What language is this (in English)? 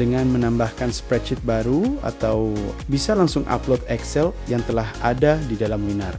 Indonesian